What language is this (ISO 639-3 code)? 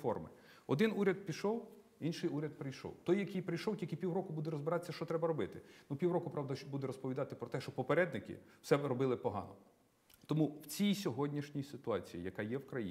rus